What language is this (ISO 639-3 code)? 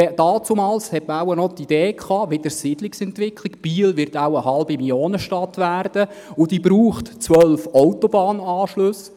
gsw